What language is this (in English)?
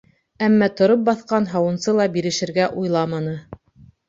Bashkir